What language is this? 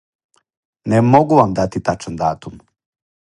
Serbian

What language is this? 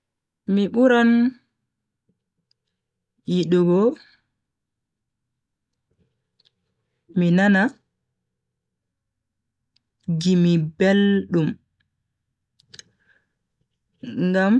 Bagirmi Fulfulde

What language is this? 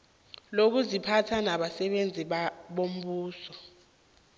South Ndebele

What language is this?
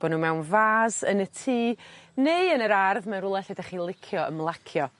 Welsh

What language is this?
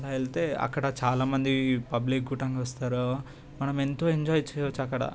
Telugu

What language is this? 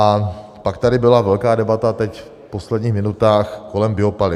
Czech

